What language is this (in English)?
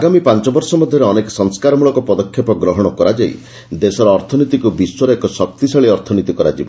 Odia